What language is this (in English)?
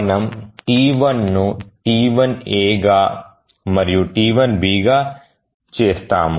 Telugu